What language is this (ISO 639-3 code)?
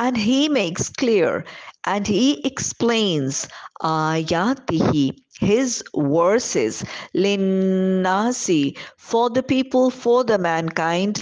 eng